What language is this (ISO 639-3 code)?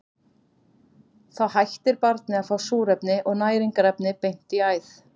isl